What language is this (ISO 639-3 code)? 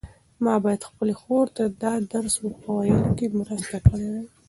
pus